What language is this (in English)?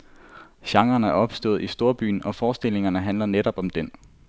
Danish